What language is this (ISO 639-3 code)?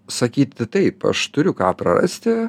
lit